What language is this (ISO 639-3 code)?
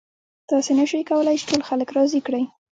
pus